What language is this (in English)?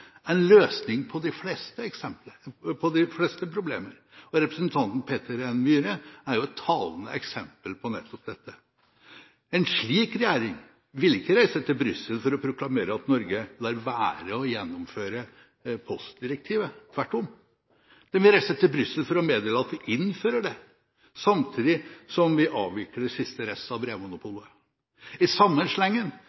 Norwegian Bokmål